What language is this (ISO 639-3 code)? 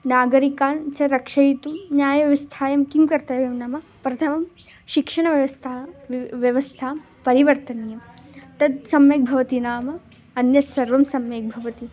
san